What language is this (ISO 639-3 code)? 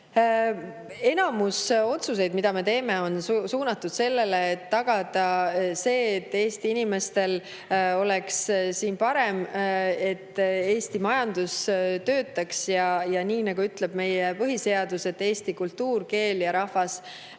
est